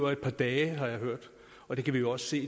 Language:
Danish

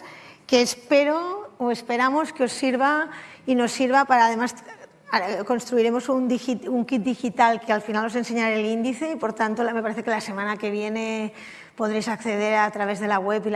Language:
Spanish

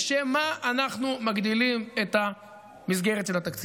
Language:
Hebrew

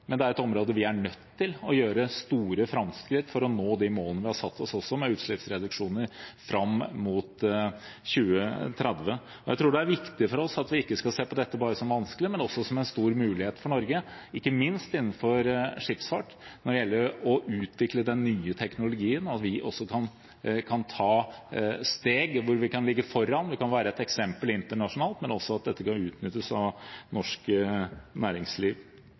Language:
Norwegian Bokmål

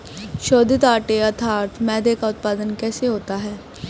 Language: Hindi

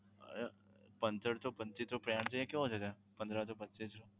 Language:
Gujarati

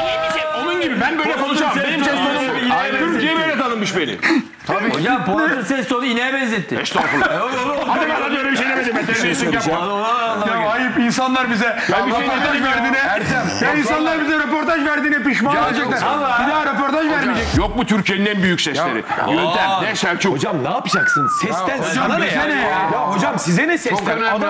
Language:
Turkish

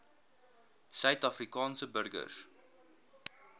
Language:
Afrikaans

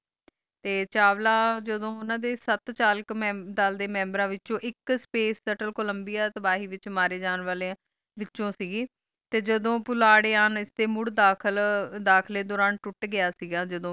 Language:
Punjabi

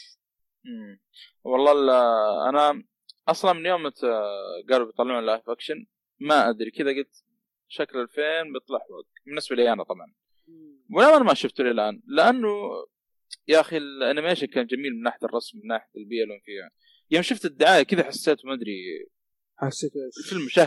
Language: Arabic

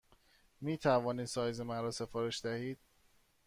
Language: Persian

